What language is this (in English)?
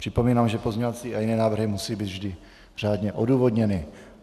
Czech